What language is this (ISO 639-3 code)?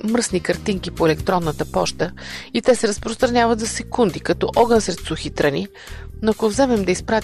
bul